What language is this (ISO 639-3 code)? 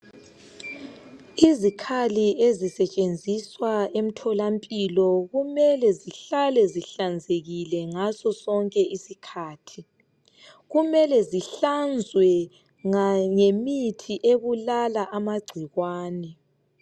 nde